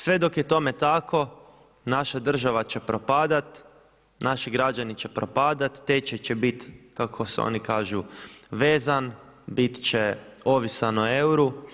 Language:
Croatian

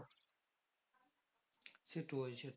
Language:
Bangla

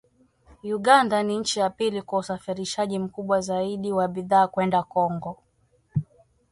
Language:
Swahili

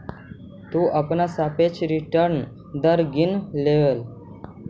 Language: Magahi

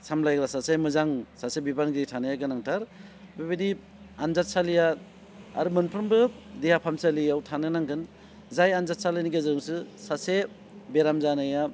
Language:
Bodo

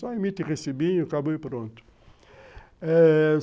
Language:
Portuguese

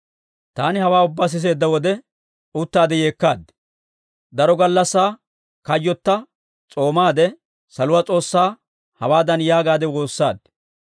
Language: Dawro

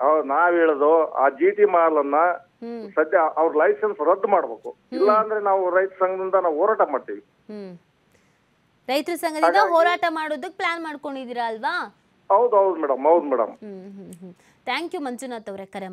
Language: Kannada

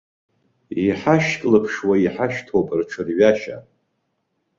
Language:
Abkhazian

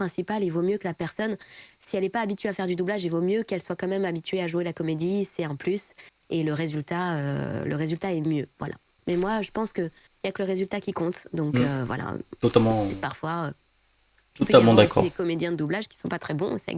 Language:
French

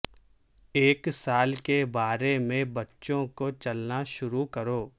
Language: Urdu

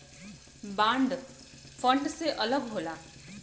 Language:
Bhojpuri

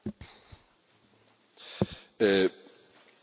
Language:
Spanish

